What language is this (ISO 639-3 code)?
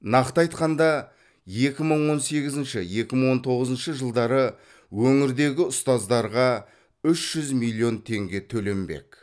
kaz